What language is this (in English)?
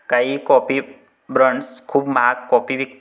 Marathi